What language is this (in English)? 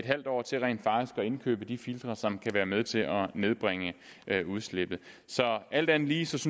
Danish